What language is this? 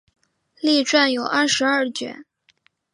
Chinese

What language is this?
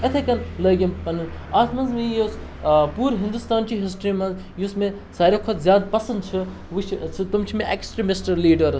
Kashmiri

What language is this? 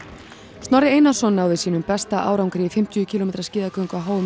Icelandic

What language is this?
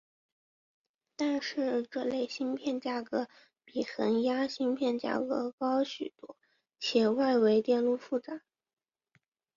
Chinese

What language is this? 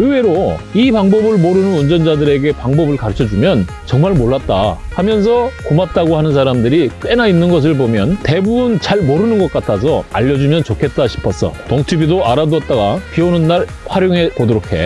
Korean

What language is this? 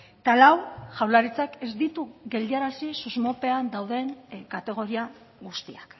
Basque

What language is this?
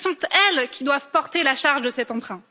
French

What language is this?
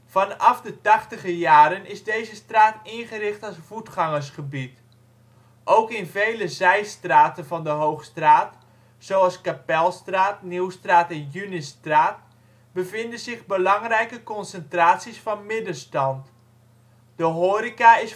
Dutch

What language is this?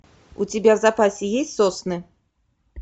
Russian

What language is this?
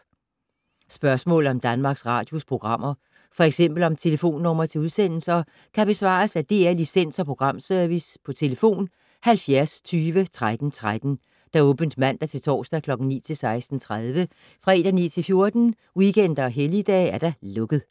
Danish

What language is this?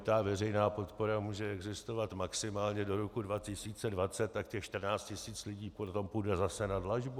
Czech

